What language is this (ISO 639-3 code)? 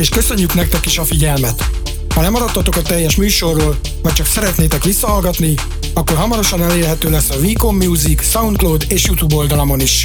hun